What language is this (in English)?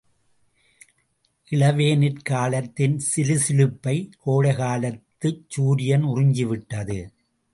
Tamil